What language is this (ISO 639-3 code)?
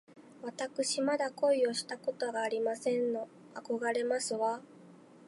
jpn